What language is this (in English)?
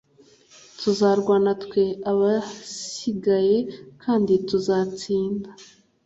Kinyarwanda